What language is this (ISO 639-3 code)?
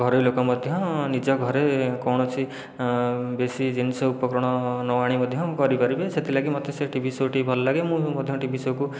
ori